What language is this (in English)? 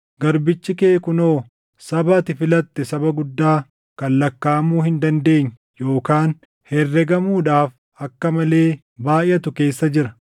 Oromo